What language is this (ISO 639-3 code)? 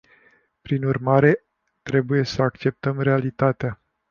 ron